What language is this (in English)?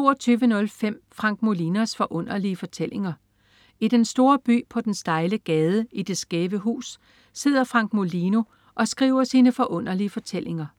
Danish